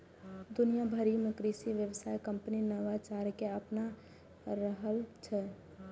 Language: Maithili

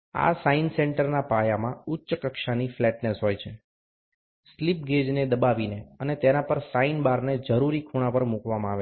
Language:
Gujarati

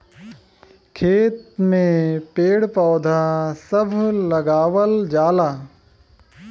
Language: Bhojpuri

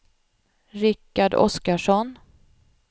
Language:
Swedish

